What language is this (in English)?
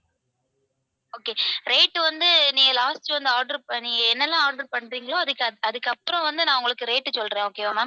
Tamil